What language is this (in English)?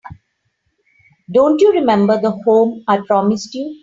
English